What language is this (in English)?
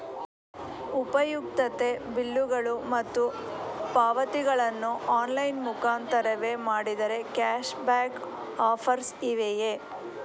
Kannada